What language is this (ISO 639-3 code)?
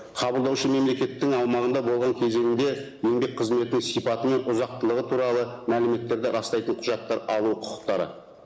kaz